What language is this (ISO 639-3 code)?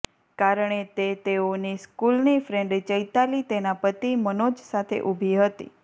guj